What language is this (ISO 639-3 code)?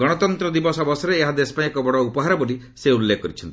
ori